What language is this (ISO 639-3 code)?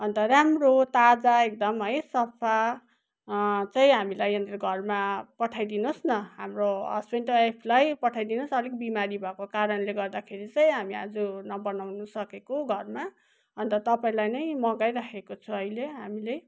nep